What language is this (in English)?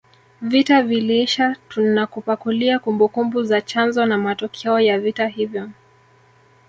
Swahili